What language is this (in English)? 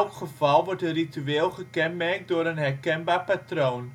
Dutch